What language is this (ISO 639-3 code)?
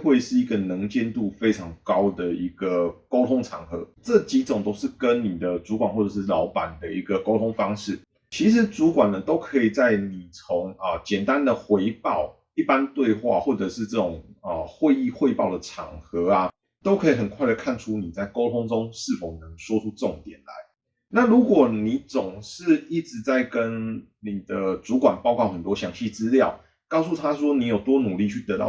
zho